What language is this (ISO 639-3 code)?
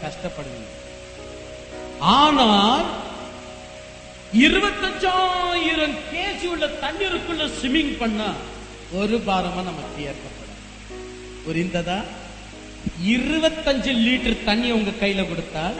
tam